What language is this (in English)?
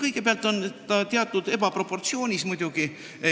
Estonian